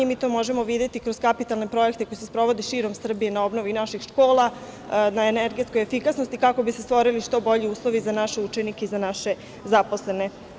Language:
Serbian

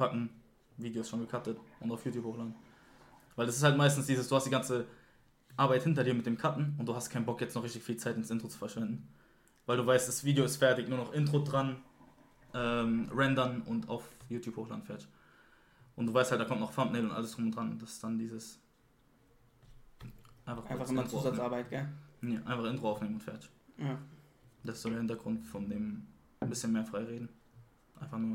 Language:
German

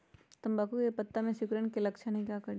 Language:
Magahi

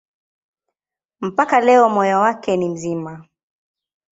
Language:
Swahili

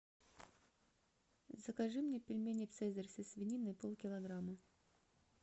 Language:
Russian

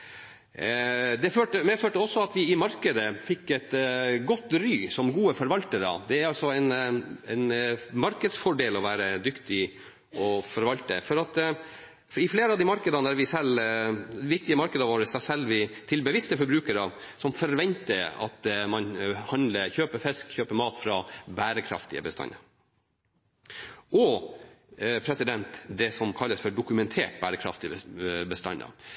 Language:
Norwegian Nynorsk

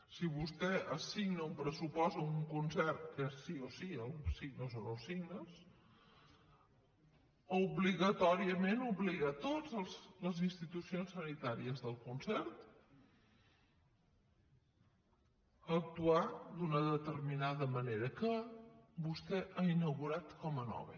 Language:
Catalan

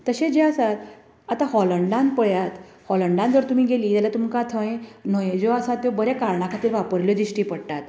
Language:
Konkani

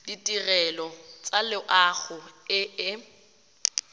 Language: Tswana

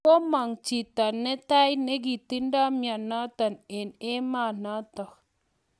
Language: Kalenjin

